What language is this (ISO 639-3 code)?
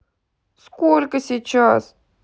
rus